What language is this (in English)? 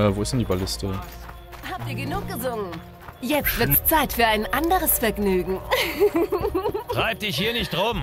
German